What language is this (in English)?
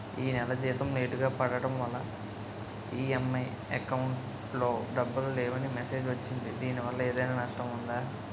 Telugu